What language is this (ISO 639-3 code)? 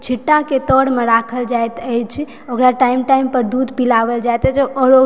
mai